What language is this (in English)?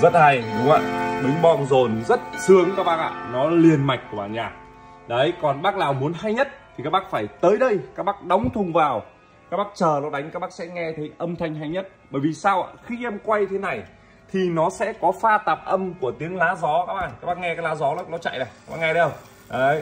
Vietnamese